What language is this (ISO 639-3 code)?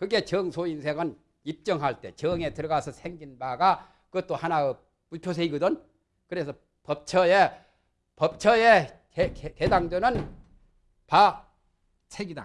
kor